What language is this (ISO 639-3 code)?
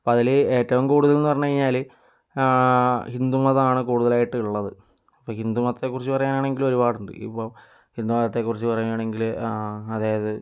mal